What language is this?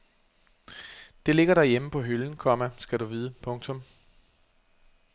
Danish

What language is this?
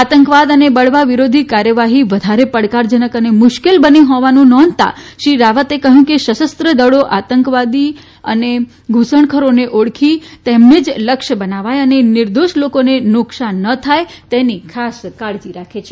Gujarati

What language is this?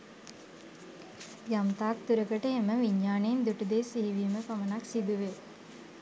Sinhala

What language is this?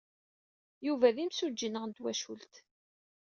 Kabyle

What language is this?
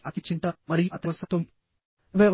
Telugu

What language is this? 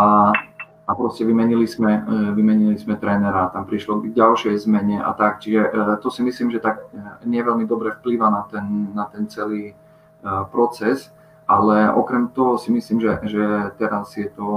Slovak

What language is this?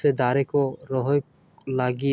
Santali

